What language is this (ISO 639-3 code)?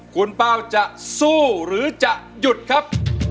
tha